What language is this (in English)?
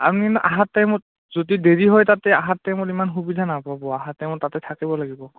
Assamese